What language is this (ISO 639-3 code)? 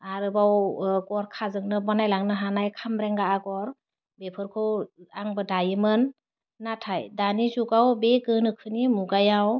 brx